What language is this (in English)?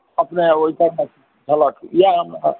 Maithili